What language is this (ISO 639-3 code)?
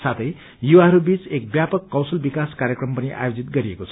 nep